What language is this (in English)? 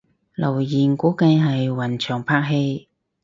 Cantonese